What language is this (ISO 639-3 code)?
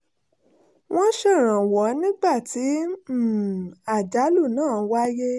yor